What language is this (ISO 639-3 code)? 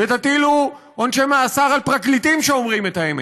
heb